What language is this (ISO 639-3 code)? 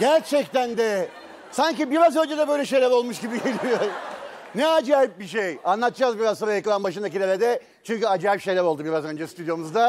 tur